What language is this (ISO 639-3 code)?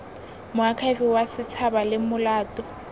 tsn